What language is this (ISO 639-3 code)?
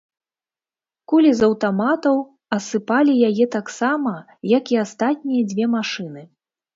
bel